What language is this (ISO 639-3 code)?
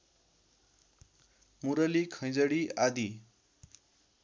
nep